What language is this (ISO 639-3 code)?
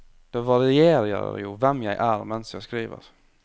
nor